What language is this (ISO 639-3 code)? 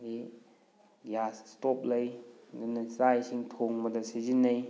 mni